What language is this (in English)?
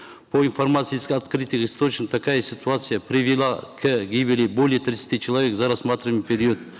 Kazakh